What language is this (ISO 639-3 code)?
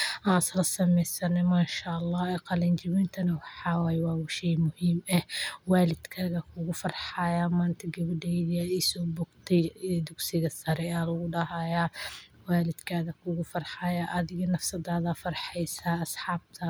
som